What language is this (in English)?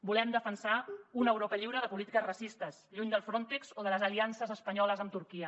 Catalan